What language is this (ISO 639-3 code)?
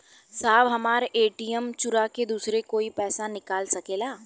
bho